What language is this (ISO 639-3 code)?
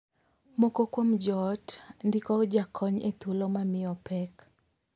luo